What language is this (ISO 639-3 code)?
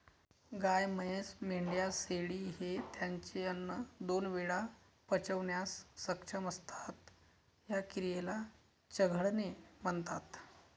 mar